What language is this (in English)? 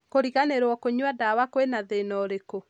Kikuyu